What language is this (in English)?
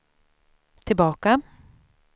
Swedish